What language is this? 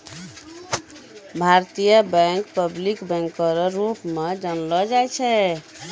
Maithili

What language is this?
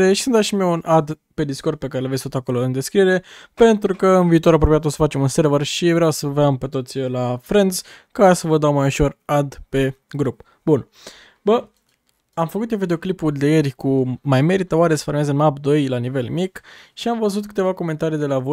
Romanian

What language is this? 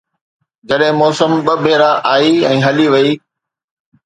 Sindhi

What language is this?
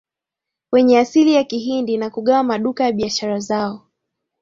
Swahili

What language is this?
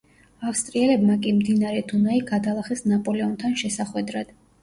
Georgian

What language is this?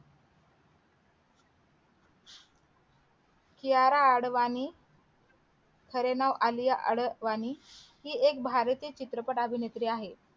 Marathi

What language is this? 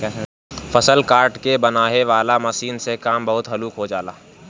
Bhojpuri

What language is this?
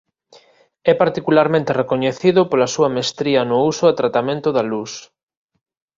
Galician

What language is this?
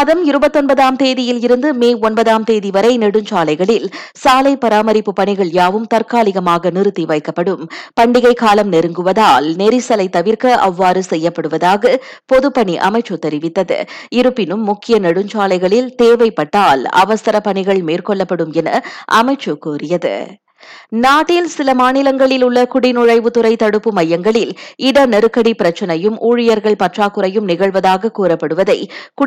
Tamil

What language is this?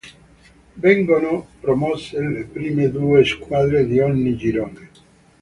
Italian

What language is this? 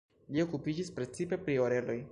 Esperanto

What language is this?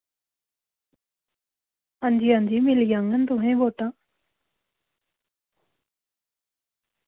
Dogri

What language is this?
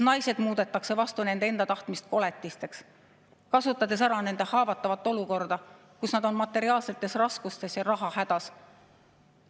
Estonian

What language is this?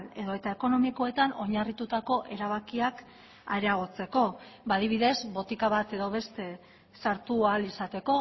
Basque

